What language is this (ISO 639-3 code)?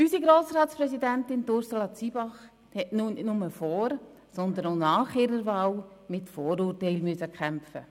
gsw